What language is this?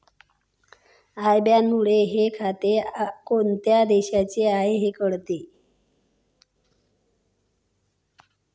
Marathi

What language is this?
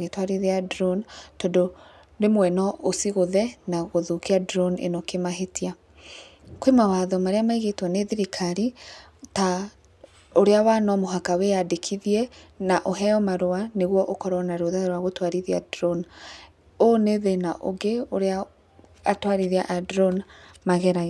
Kikuyu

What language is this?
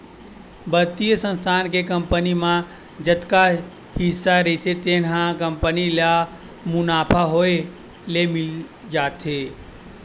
Chhattisgarhi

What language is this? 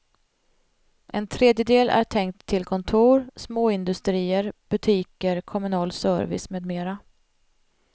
Swedish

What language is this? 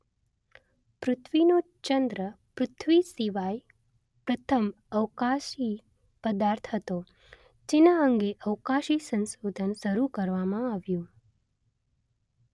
Gujarati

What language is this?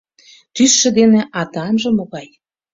Mari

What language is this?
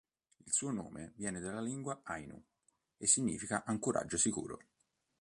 Italian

